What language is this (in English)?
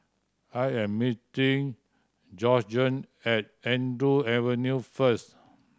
English